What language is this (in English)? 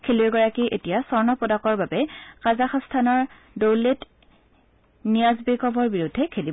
Assamese